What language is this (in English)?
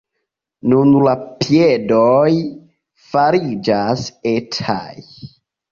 Esperanto